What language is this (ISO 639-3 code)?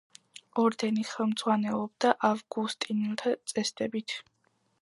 kat